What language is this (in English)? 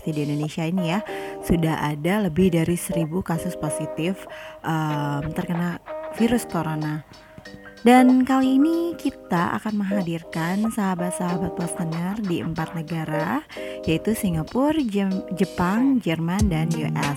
Indonesian